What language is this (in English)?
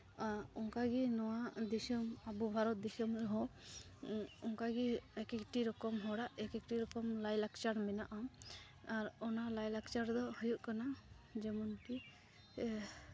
Santali